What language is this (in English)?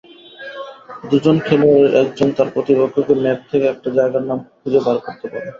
Bangla